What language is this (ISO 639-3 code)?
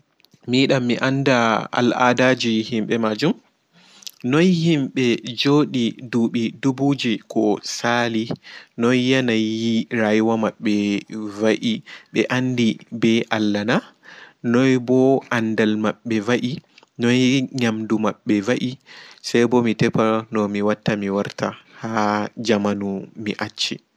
ful